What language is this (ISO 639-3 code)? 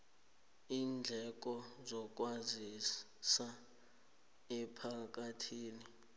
nbl